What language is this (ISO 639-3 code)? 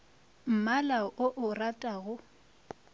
nso